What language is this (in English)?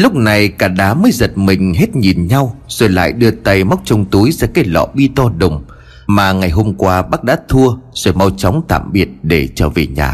Vietnamese